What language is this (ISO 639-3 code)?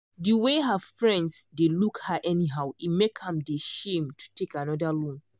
pcm